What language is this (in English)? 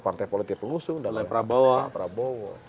Indonesian